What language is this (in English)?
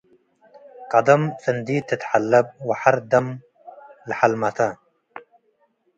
Tigre